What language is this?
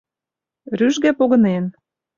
Mari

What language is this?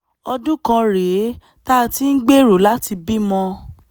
Yoruba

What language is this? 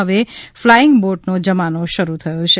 Gujarati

